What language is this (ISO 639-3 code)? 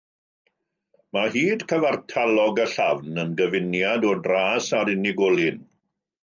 cym